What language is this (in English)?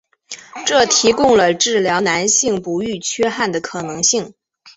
Chinese